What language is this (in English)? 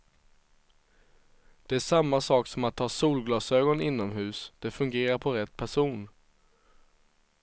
Swedish